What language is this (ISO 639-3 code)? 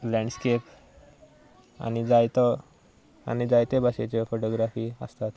kok